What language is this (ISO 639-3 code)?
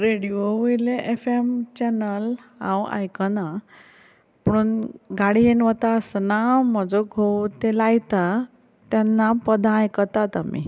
kok